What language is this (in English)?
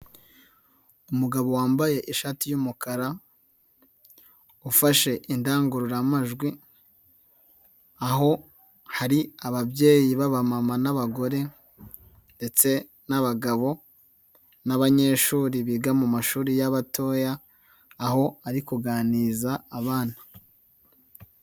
Kinyarwanda